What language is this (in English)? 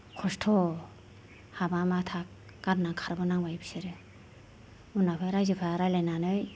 Bodo